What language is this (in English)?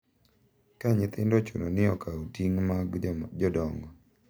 Luo (Kenya and Tanzania)